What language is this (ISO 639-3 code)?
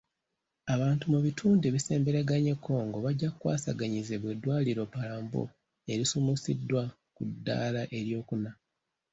lug